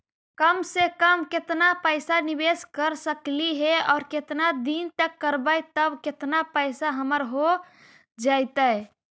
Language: Magahi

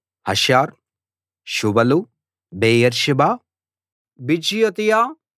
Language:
Telugu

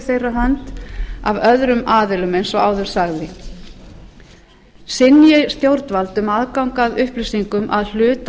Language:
Icelandic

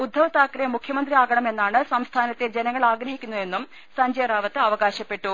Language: Malayalam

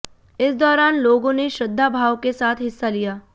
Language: Hindi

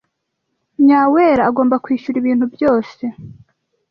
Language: Kinyarwanda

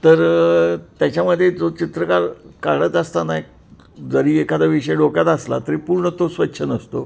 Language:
Marathi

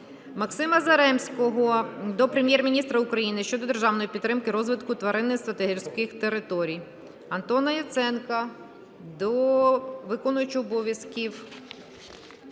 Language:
Ukrainian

